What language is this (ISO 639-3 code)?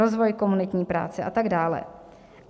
ces